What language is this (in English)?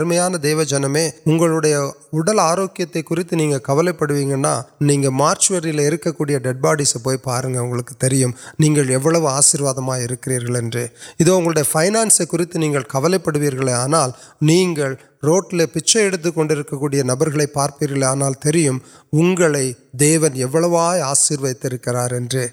Urdu